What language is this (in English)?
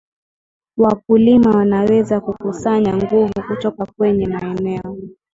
Swahili